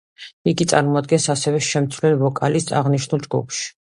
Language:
Georgian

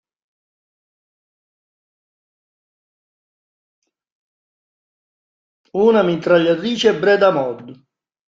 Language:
Italian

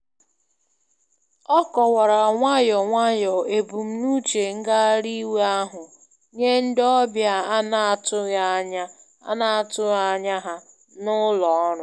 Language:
Igbo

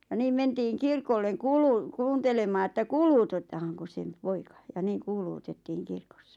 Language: Finnish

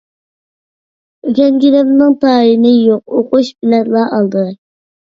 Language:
Uyghur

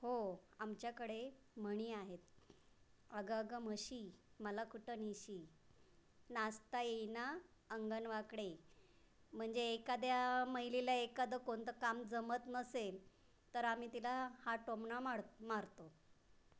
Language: Marathi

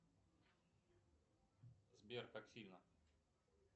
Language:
Russian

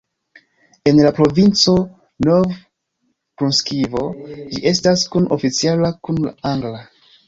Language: Esperanto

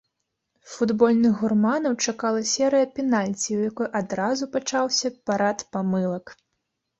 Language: Belarusian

